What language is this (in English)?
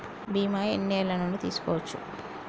Telugu